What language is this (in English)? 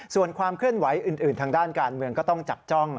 Thai